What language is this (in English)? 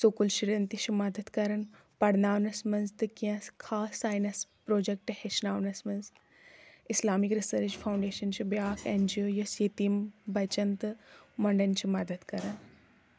Kashmiri